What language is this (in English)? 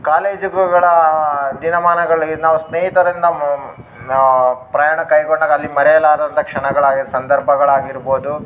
Kannada